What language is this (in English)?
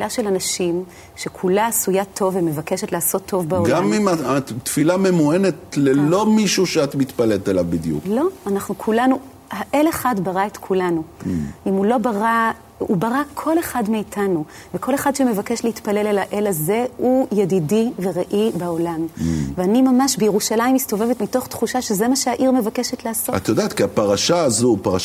Hebrew